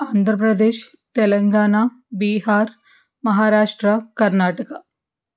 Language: Telugu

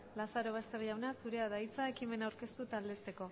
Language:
Basque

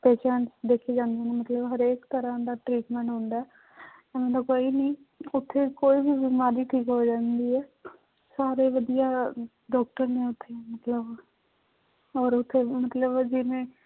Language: Punjabi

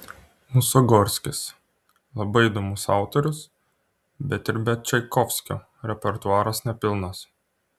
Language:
Lithuanian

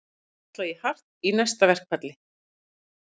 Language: Icelandic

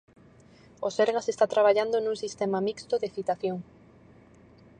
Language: Galician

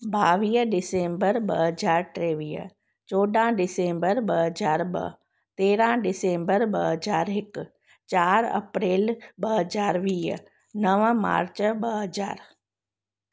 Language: Sindhi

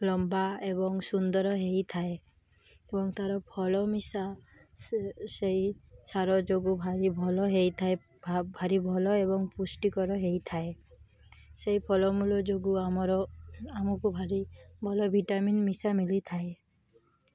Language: Odia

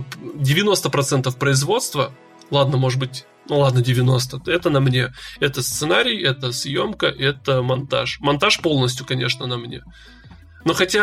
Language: Russian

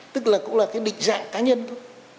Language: Vietnamese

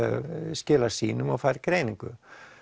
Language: Icelandic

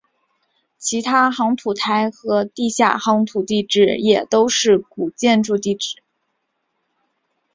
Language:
Chinese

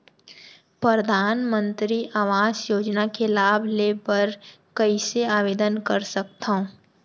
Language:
Chhattisgarhi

